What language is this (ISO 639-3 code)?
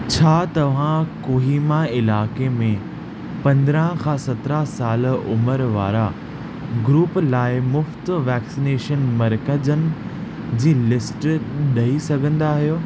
snd